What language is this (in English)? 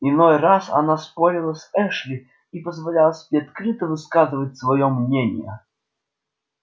Russian